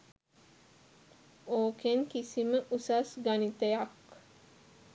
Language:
Sinhala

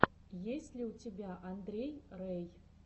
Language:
Russian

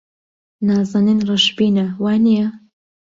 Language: Central Kurdish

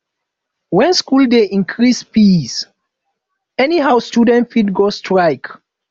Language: Nigerian Pidgin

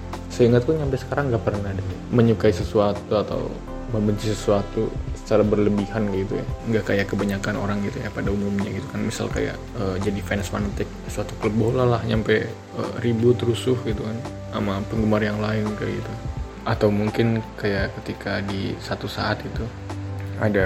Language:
Indonesian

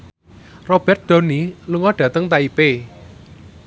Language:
Javanese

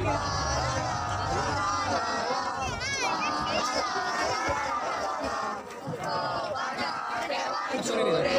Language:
Indonesian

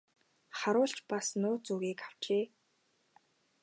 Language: Mongolian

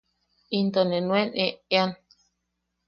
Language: Yaqui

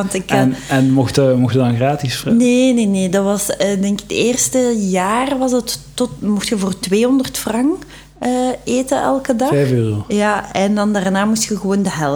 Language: Dutch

